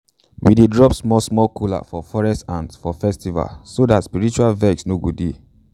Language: Nigerian Pidgin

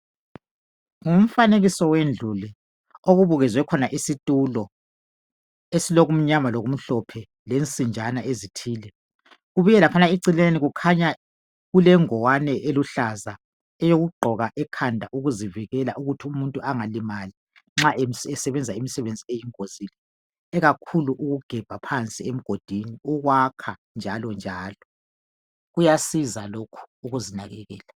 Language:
North Ndebele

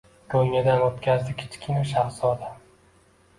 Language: Uzbek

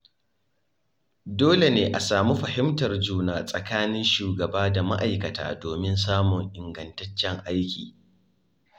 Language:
Hausa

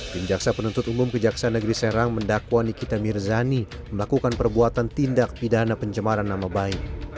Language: Indonesian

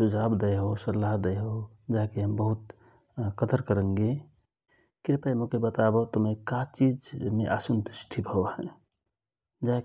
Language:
Rana Tharu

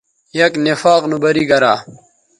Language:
Bateri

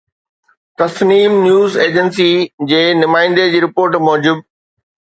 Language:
Sindhi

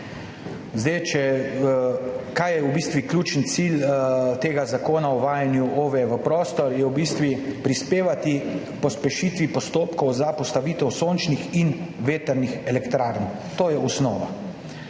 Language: Slovenian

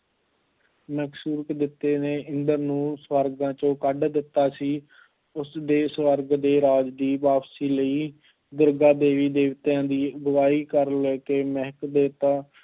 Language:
Punjabi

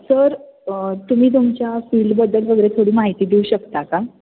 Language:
Marathi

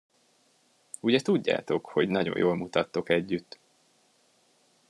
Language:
Hungarian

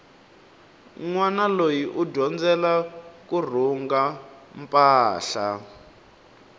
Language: Tsonga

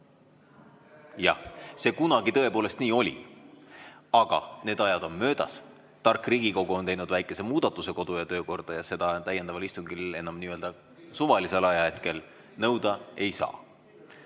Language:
Estonian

